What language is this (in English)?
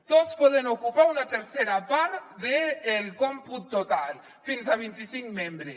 Catalan